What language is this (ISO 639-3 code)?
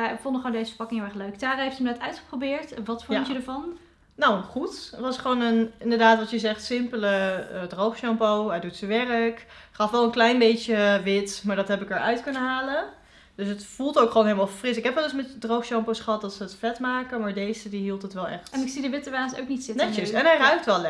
nld